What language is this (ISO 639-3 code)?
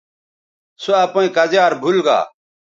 btv